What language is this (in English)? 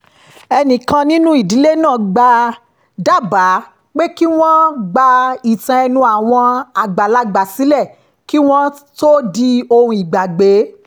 Yoruba